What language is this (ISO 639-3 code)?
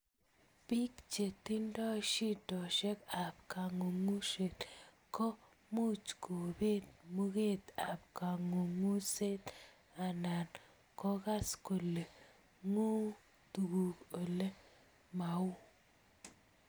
kln